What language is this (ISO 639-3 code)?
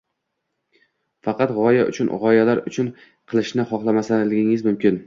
uzb